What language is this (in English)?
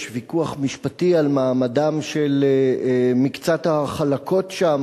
Hebrew